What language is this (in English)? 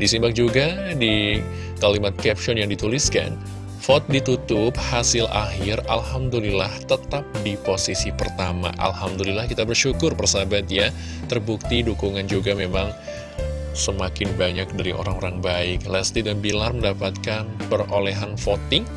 Indonesian